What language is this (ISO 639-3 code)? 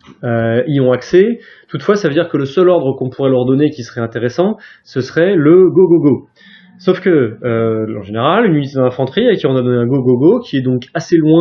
fra